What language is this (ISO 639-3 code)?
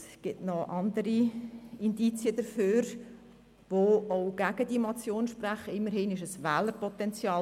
gsw